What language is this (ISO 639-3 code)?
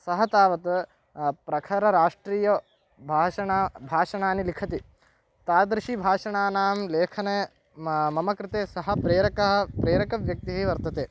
san